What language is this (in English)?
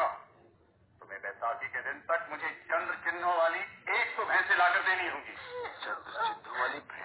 Hindi